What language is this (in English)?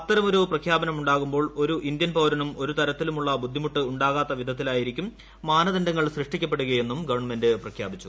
Malayalam